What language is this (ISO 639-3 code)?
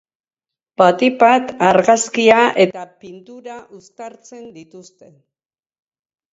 eus